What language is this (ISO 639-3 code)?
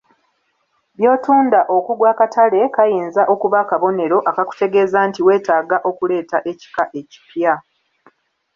lug